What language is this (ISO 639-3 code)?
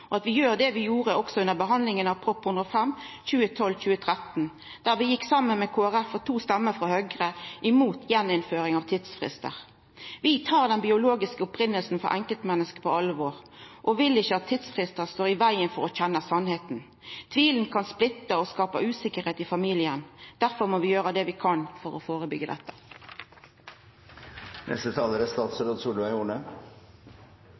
nno